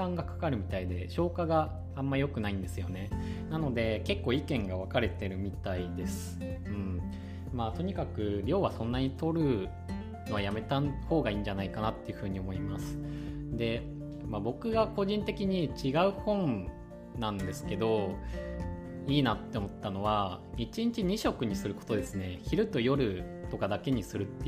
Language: Japanese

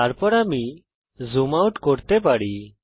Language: Bangla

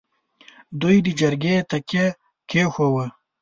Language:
Pashto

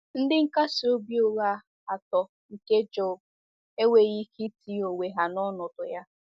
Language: Igbo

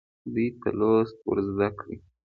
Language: Pashto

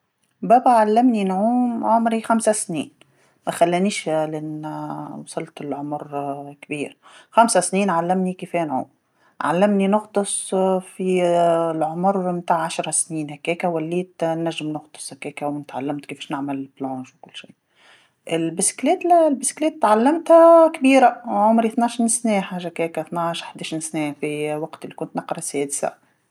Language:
Tunisian Arabic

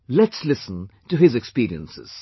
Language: English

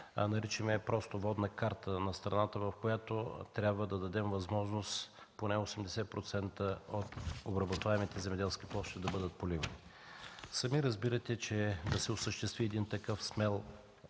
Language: Bulgarian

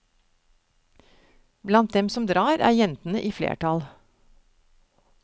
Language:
Norwegian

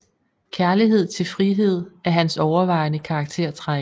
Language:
Danish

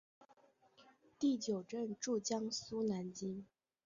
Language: Chinese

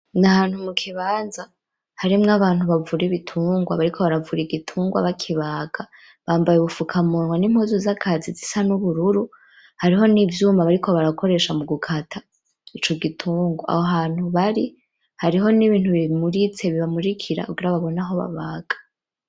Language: Rundi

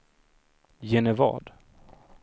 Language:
Swedish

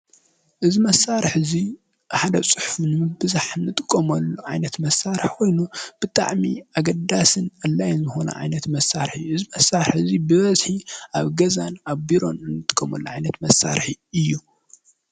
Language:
Tigrinya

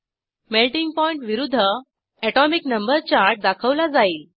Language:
Marathi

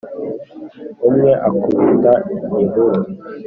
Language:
Kinyarwanda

